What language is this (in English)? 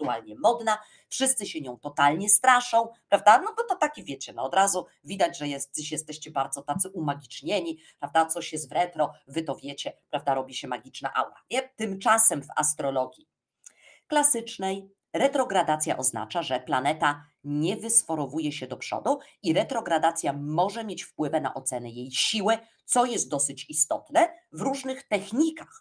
Polish